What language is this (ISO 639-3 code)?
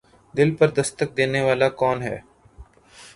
urd